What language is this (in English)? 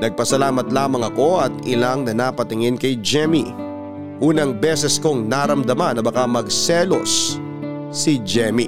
Filipino